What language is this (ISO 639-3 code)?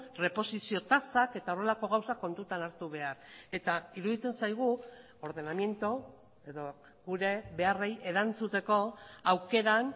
eus